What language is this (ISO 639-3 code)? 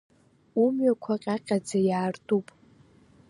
abk